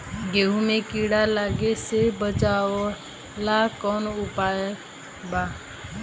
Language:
Bhojpuri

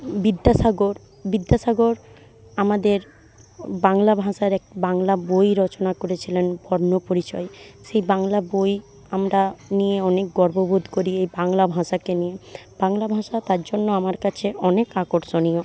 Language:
Bangla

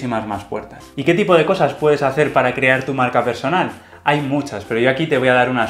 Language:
Spanish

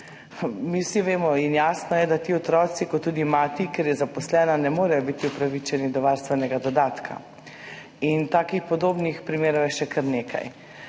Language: Slovenian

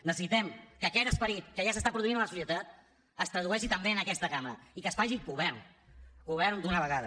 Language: Catalan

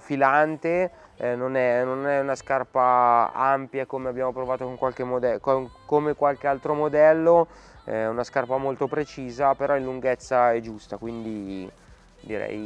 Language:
Italian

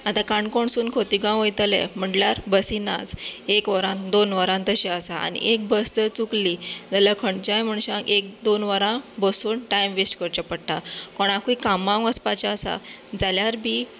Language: Konkani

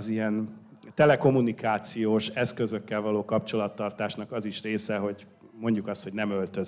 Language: Hungarian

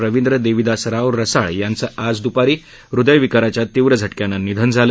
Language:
Marathi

